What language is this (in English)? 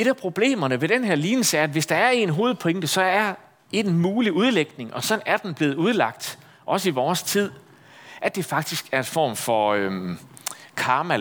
Danish